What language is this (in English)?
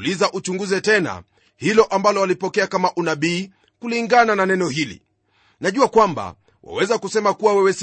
Swahili